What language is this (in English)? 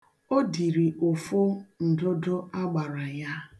Igbo